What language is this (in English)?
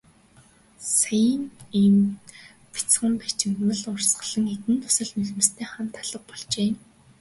Mongolian